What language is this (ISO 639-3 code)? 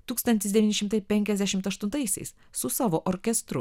lit